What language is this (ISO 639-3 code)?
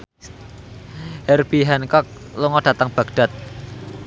jav